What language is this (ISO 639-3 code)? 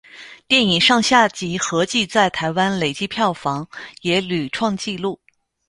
zho